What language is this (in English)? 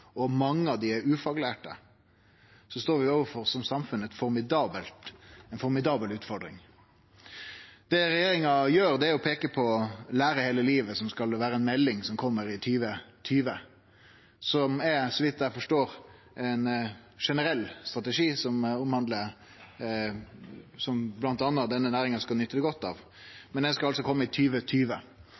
Norwegian Nynorsk